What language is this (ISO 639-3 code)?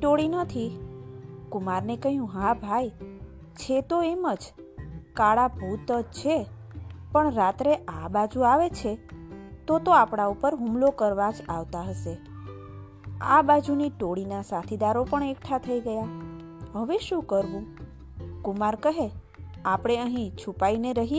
guj